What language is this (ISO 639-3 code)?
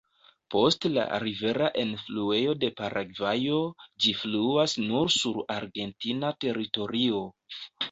epo